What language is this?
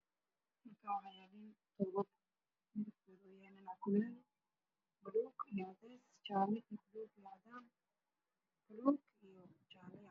Somali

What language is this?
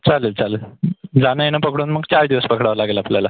Marathi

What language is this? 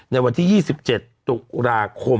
Thai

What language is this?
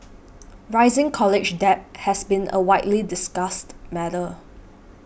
English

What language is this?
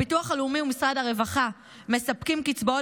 Hebrew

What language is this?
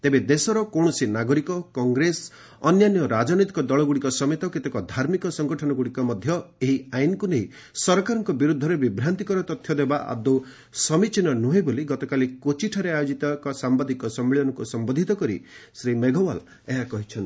Odia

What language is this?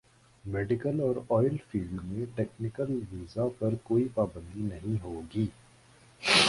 Urdu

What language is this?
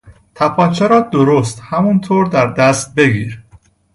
Persian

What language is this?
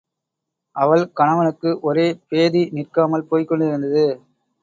Tamil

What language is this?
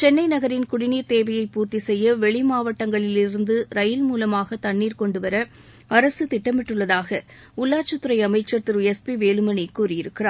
Tamil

